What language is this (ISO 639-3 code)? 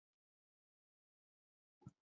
zho